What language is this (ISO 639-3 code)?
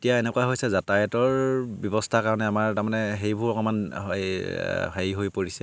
asm